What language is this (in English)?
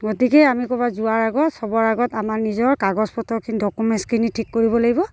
Assamese